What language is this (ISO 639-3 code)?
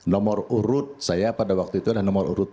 ind